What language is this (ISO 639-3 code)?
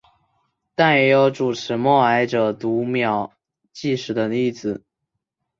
zho